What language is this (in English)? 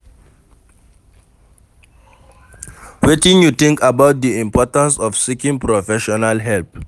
Nigerian Pidgin